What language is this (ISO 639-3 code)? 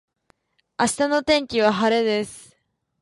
jpn